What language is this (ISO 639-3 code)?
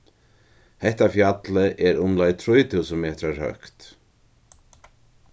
fao